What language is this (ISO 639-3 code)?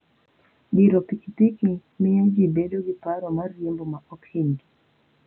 luo